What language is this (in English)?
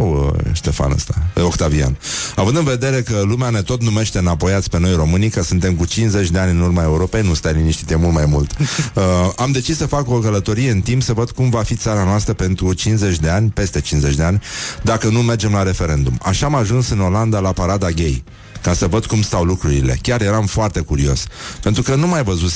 Romanian